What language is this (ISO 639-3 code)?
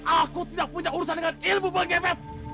ind